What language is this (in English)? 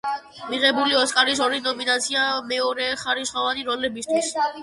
Georgian